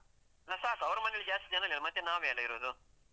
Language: Kannada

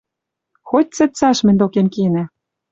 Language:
Western Mari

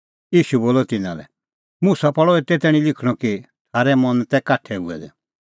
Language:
Kullu Pahari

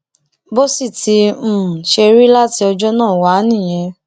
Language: Yoruba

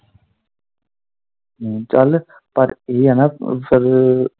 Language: Punjabi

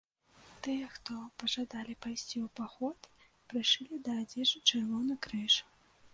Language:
Belarusian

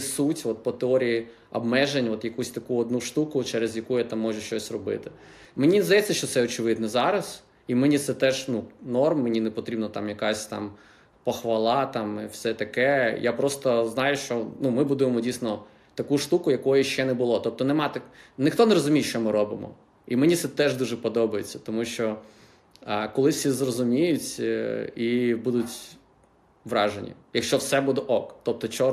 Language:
Ukrainian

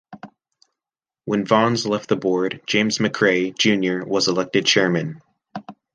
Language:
English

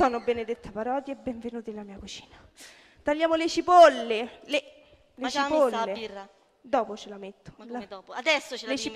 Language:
Italian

